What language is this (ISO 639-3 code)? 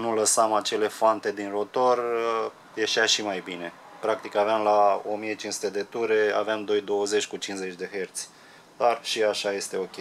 ron